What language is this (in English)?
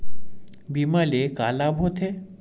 Chhattisgarhi